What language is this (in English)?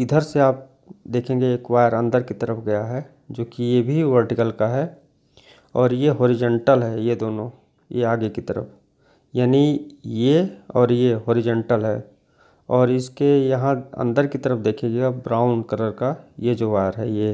Hindi